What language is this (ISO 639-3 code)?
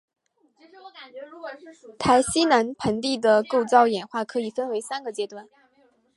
zho